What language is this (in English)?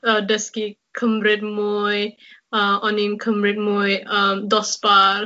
Welsh